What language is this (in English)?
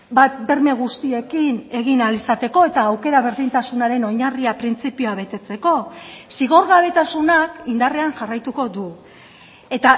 Basque